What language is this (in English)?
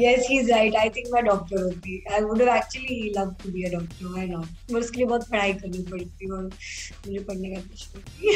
Punjabi